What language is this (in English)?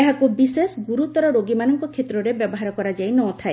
Odia